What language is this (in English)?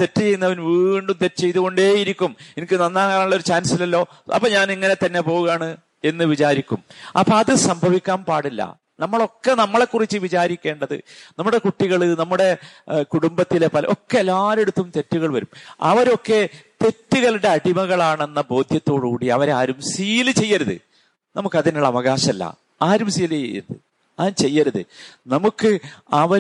Malayalam